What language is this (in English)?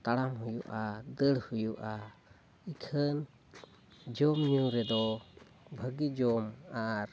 Santali